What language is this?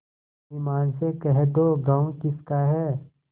Hindi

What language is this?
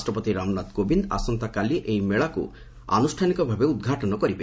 Odia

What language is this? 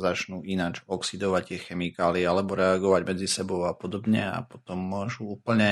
Slovak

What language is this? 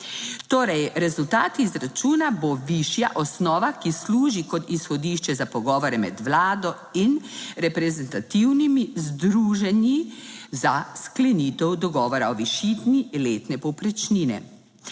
Slovenian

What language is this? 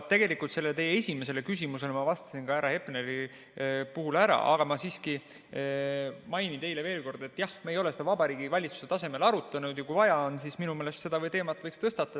Estonian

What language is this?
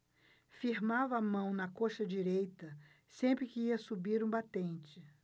Portuguese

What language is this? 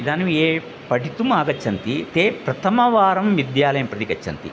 Sanskrit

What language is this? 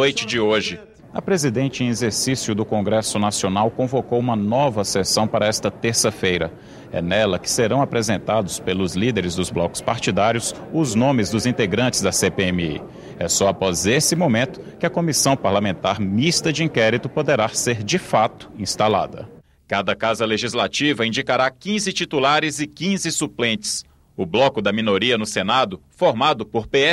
Portuguese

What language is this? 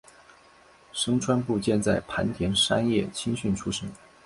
Chinese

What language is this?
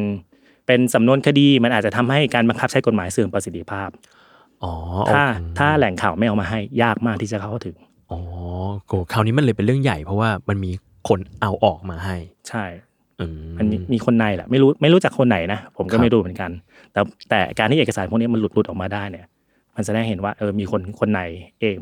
Thai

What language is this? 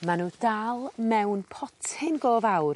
Welsh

